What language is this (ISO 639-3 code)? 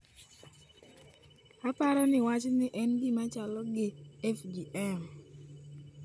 luo